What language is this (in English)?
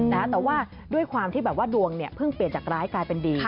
Thai